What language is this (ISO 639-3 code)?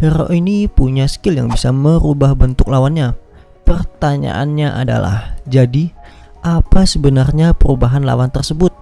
ind